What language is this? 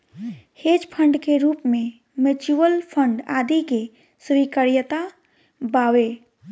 Bhojpuri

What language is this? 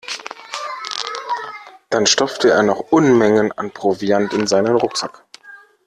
German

